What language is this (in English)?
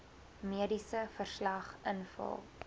Afrikaans